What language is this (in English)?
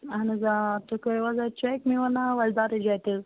Kashmiri